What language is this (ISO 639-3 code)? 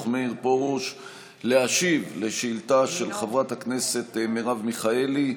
heb